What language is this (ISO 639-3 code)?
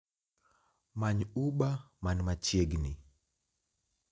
luo